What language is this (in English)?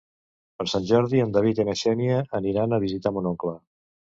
Catalan